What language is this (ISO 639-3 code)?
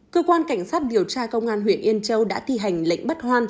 vie